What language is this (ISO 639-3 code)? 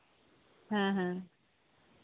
sat